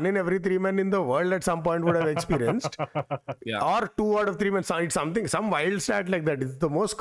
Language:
Telugu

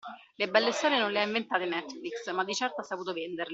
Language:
Italian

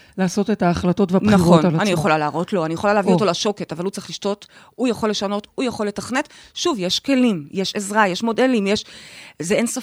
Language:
Hebrew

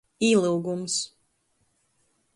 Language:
Latgalian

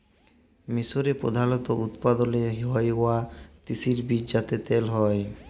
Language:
Bangla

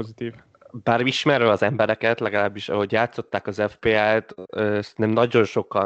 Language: Hungarian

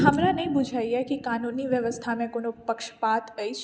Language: Maithili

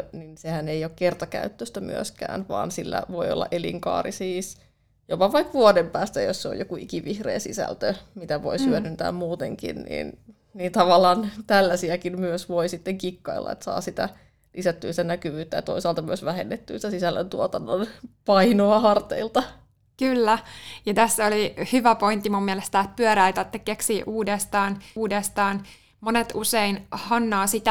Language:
Finnish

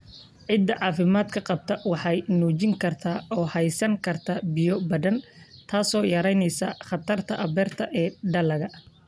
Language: Somali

